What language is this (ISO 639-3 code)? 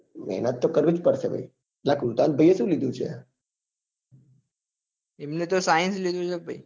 guj